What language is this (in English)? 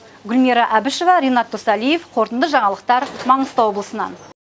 Kazakh